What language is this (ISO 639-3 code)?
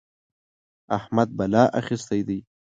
pus